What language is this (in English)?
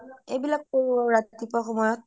Assamese